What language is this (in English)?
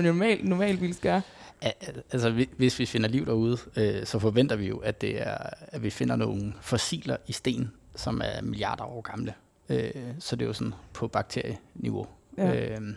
Danish